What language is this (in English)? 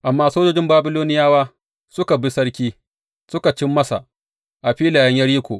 Hausa